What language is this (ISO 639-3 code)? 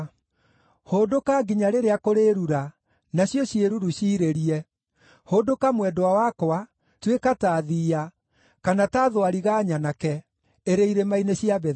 kik